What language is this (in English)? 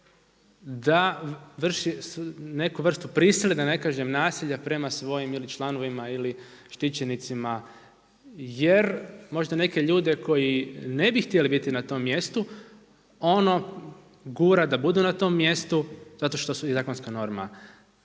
Croatian